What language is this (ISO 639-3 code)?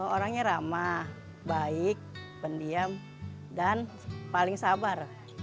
ind